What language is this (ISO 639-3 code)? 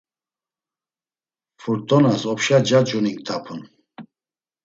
lzz